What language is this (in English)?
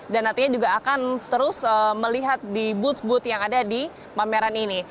Indonesian